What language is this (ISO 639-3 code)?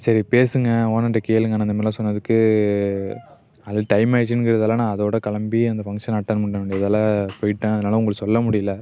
tam